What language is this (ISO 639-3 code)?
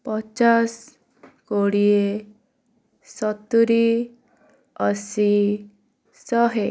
ori